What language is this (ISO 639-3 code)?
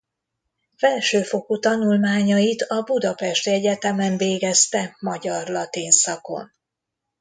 hun